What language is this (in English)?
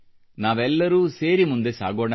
Kannada